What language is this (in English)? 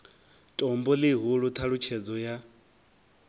Venda